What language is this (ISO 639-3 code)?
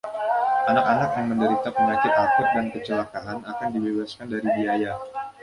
ind